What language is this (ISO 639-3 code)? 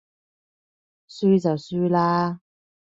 yue